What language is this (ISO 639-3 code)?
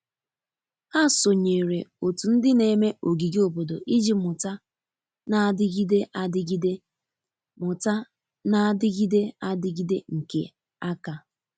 ibo